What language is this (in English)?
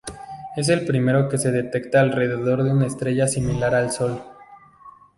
Spanish